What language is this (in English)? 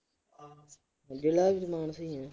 Punjabi